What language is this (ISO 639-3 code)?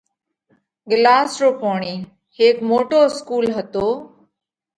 kvx